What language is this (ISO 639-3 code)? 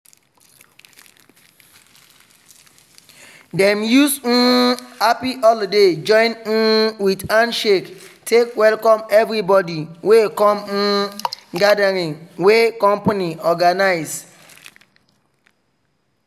pcm